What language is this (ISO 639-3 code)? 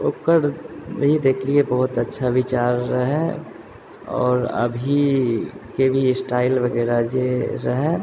mai